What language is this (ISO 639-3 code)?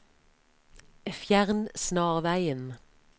nor